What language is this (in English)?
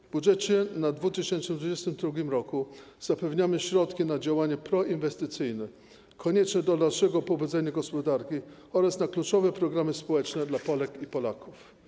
Polish